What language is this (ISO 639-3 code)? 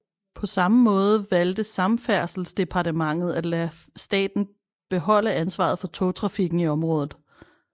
dan